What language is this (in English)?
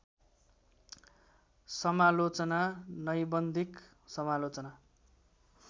Nepali